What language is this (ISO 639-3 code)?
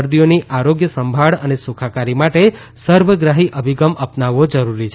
guj